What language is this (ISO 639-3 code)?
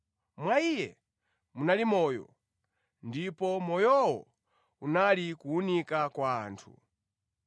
nya